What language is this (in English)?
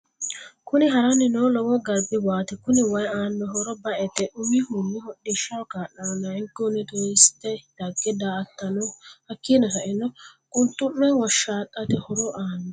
Sidamo